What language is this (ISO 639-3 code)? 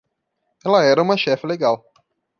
por